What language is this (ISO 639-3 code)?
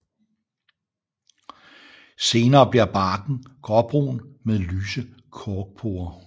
dan